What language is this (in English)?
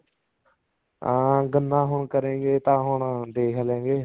Punjabi